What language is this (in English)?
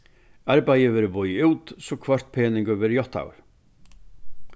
Faroese